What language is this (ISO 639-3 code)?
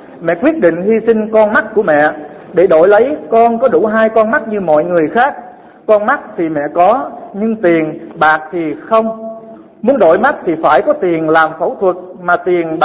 vie